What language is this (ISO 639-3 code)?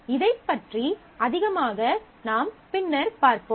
tam